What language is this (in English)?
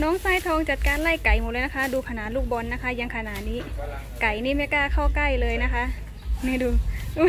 Thai